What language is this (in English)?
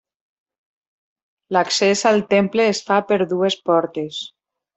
Catalan